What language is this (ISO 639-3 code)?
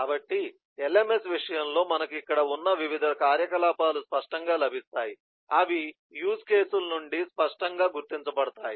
tel